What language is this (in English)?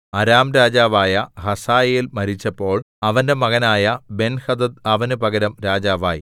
Malayalam